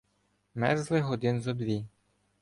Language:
Ukrainian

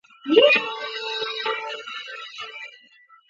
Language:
Chinese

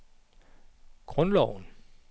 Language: Danish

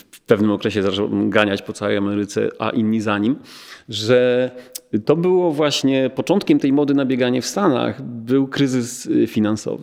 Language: Polish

